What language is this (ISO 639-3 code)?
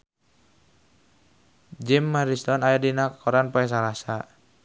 sun